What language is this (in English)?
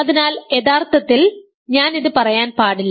Malayalam